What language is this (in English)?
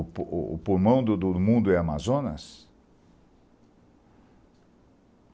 Portuguese